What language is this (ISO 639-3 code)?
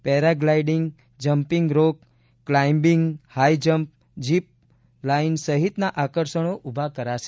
guj